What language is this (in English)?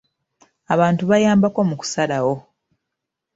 Ganda